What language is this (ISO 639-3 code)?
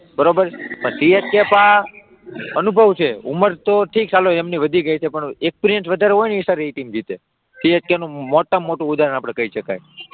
guj